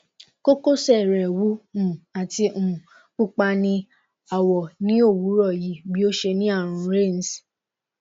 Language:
Yoruba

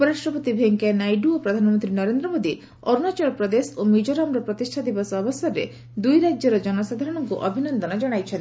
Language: Odia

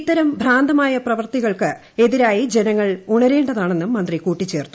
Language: Malayalam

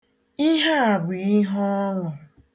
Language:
Igbo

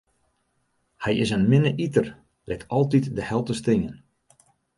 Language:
Western Frisian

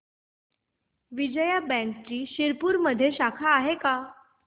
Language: Marathi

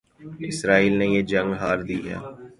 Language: Urdu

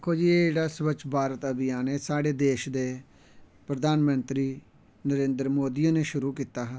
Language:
Dogri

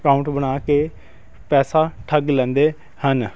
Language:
Punjabi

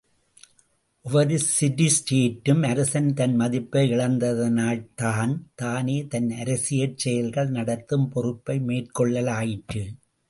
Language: Tamil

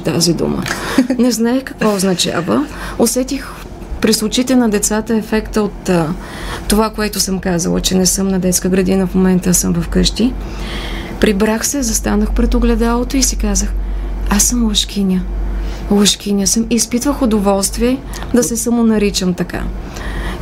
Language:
Bulgarian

